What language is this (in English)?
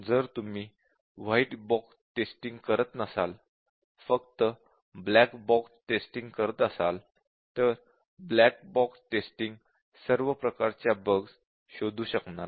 Marathi